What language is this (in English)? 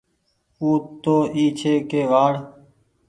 Goaria